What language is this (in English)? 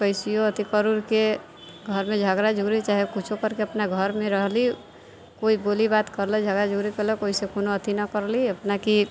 Maithili